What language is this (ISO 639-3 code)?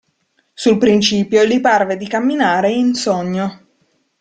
ita